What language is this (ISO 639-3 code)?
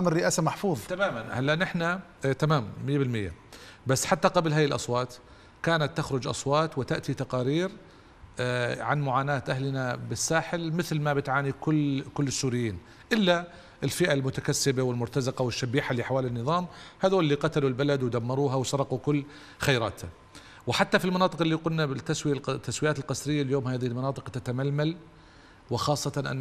ara